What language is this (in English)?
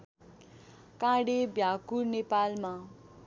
Nepali